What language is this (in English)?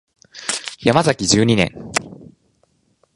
Japanese